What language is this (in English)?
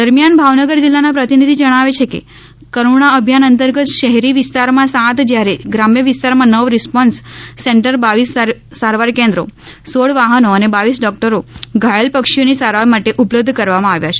Gujarati